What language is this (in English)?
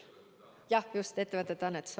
Estonian